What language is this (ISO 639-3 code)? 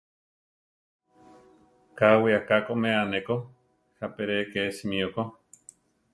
tar